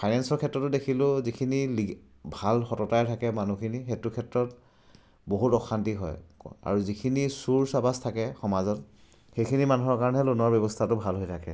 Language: Assamese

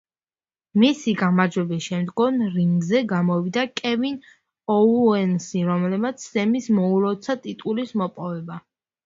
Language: Georgian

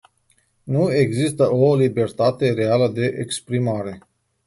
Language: Romanian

